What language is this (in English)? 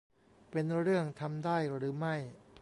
Thai